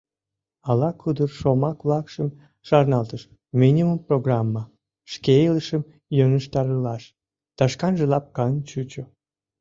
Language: Mari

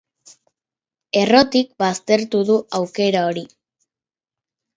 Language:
Basque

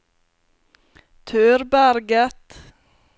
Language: Norwegian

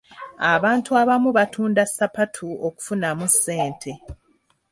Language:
Ganda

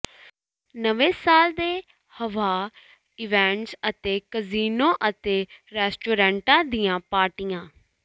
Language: Punjabi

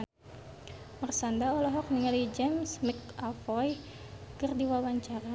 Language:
Sundanese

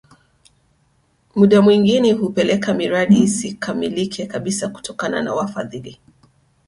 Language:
Swahili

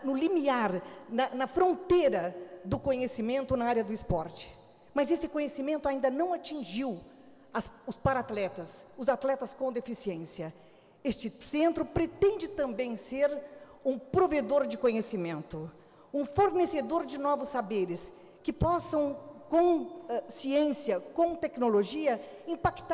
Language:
Portuguese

